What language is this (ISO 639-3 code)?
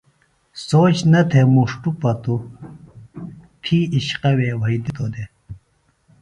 phl